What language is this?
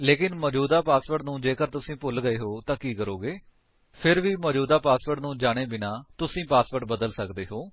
Punjabi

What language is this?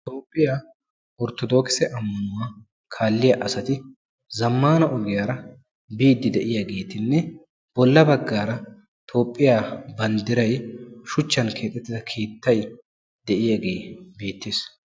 Wolaytta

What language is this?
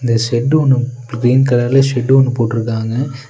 Tamil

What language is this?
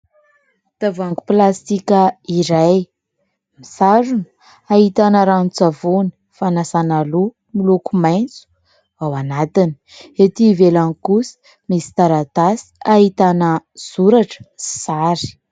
Malagasy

